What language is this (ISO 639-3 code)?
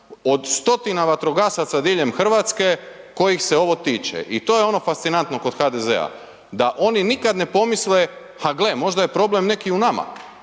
hrv